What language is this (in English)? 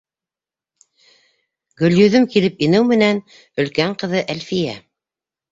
Bashkir